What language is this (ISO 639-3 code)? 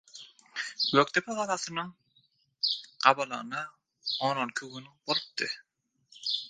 tuk